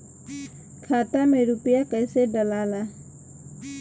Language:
Bhojpuri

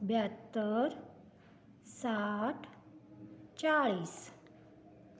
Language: Konkani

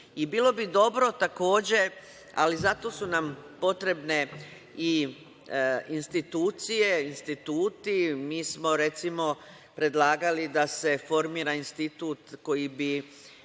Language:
Serbian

